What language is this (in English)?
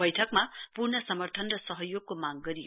Nepali